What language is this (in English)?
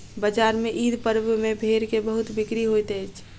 Maithili